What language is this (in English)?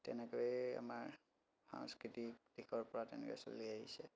Assamese